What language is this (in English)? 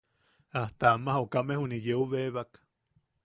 Yaqui